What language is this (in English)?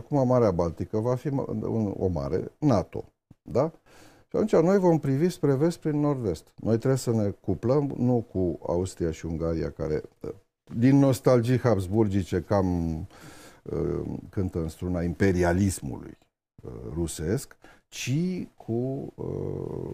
Romanian